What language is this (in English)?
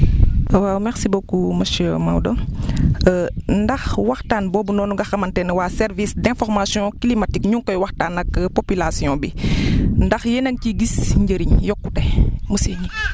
Wolof